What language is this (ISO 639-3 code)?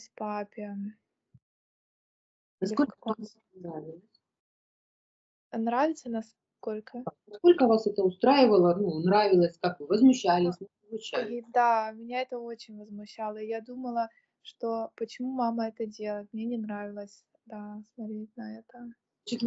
rus